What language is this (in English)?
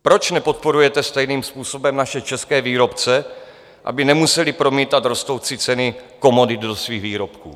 Czech